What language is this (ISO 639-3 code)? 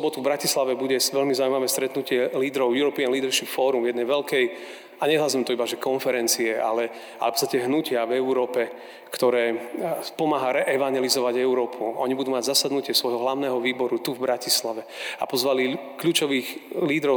slk